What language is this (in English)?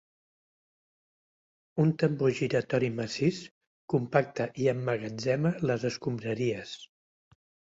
Catalan